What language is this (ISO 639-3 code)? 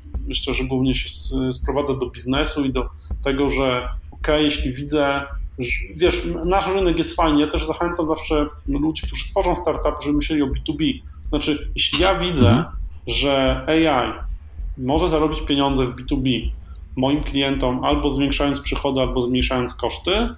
pol